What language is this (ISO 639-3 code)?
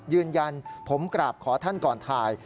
tha